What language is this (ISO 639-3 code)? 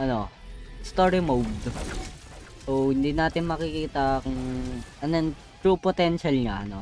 fil